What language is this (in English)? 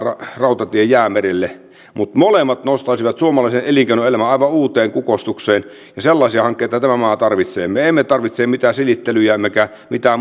Finnish